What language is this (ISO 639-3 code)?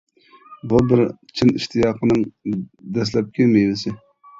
uig